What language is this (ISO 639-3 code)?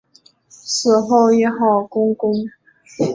zho